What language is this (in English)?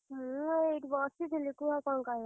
Odia